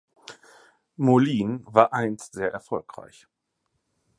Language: German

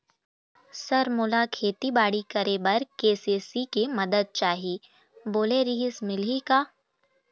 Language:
Chhattisgarhi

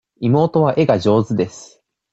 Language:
Japanese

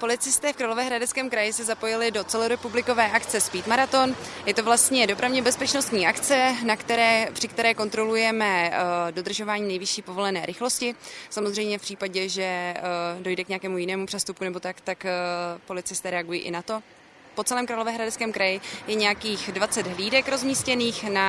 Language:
Czech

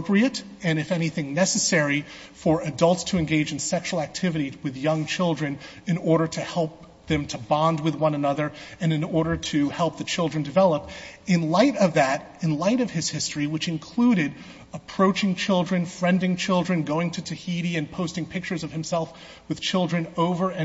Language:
English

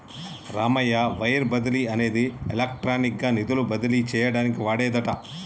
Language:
Telugu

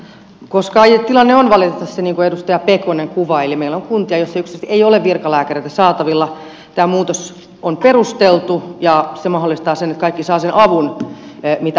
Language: Finnish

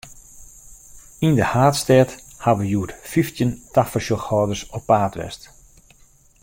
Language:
Western Frisian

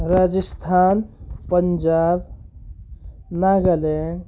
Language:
Nepali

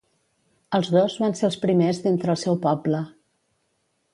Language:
Catalan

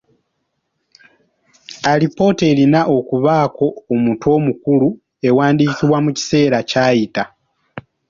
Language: Ganda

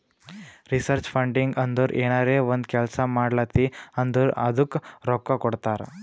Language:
Kannada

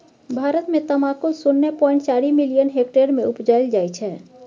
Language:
Maithili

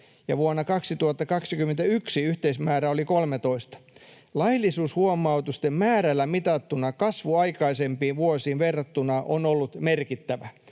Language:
Finnish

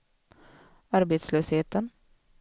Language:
Swedish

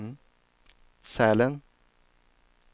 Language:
Swedish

